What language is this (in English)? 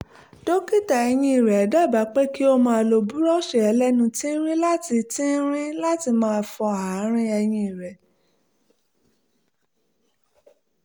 Yoruba